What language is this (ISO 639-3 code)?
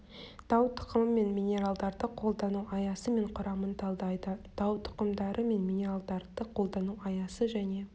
kaz